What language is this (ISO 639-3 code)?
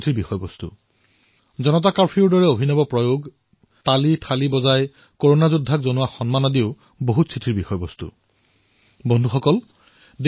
asm